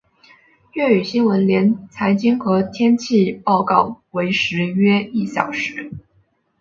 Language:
Chinese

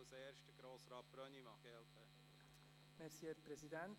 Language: Swiss German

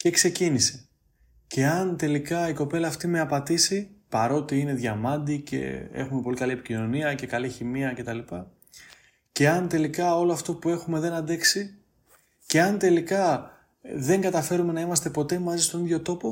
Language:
Greek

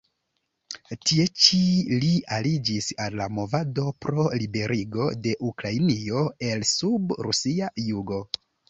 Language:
Esperanto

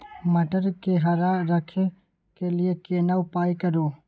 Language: Maithili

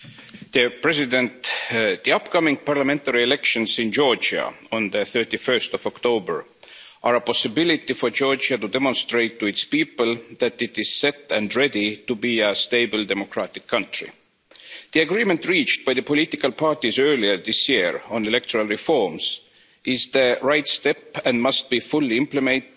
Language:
English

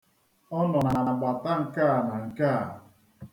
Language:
Igbo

